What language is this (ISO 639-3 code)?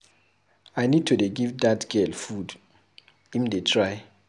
pcm